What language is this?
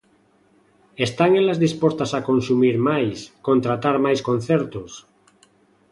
Galician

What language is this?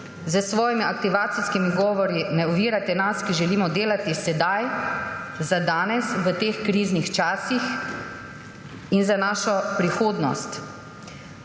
Slovenian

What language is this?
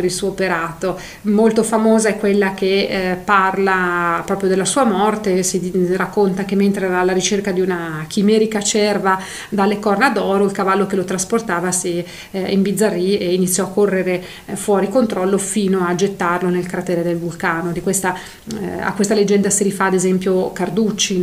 Italian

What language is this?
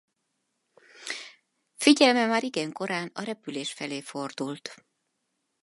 Hungarian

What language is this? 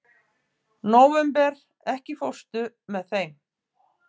Icelandic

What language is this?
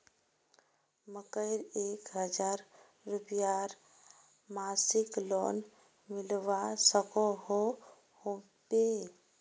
Magahi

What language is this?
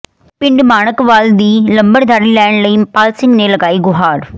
Punjabi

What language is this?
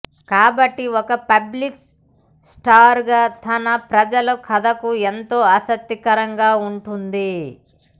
Telugu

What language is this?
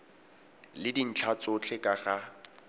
Tswana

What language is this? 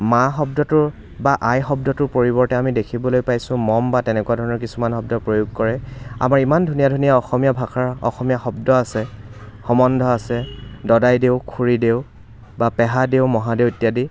Assamese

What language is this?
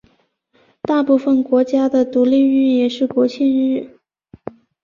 Chinese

